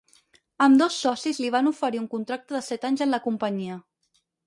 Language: Catalan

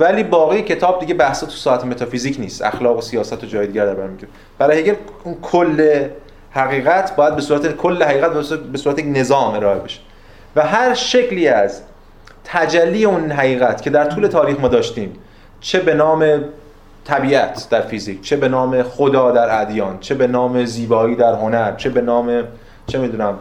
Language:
Persian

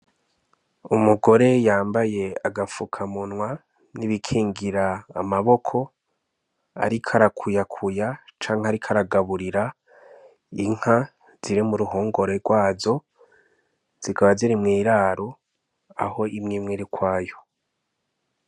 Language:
Rundi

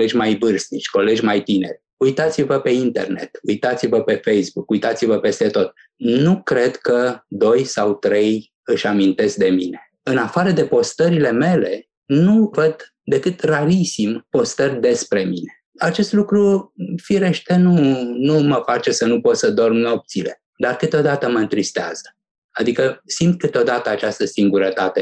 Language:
Romanian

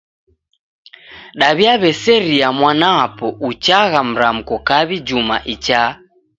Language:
Taita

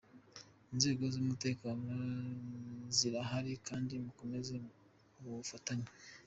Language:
Kinyarwanda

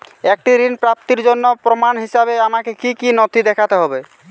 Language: Bangla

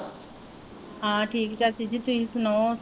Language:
Punjabi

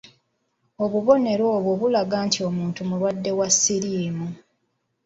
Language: Ganda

